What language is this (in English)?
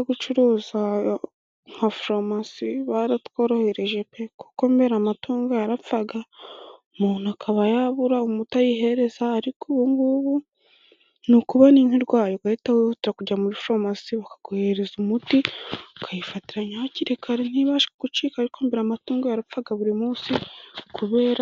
Kinyarwanda